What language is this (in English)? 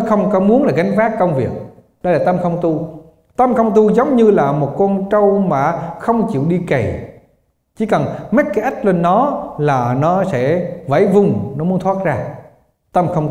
Vietnamese